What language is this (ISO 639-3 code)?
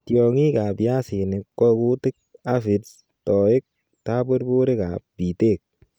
kln